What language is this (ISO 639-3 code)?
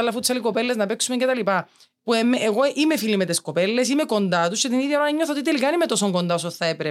ell